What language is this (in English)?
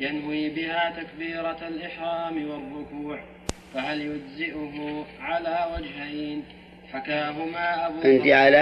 Arabic